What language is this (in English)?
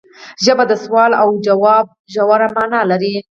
Pashto